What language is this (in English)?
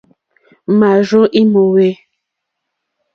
Mokpwe